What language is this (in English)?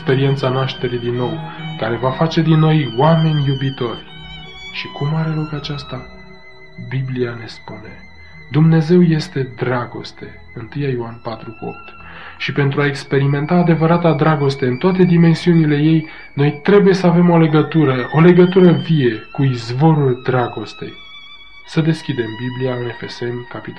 Romanian